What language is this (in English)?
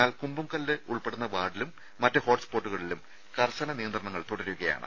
Malayalam